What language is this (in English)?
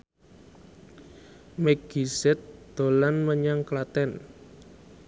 Javanese